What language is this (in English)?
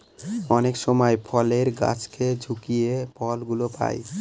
Bangla